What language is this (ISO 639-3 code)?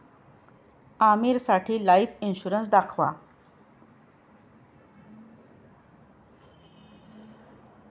mar